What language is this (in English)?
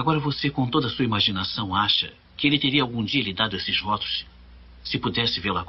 Portuguese